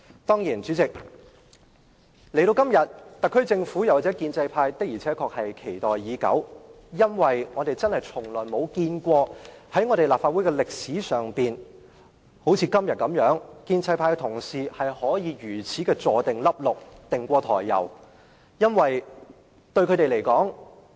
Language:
Cantonese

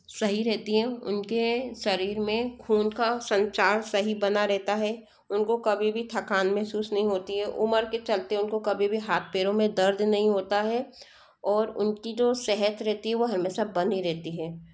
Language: Hindi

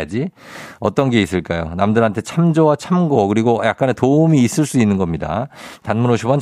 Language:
Korean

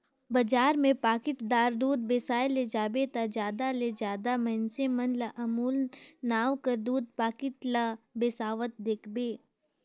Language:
Chhattisgarhi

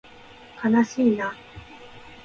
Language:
Japanese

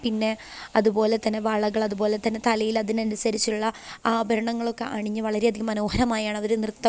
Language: Malayalam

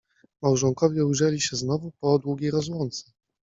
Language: Polish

